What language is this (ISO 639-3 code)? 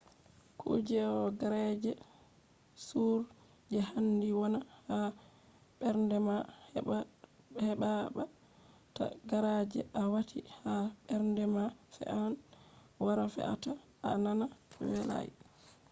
ful